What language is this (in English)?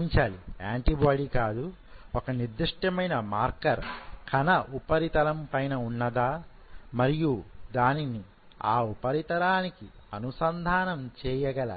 Telugu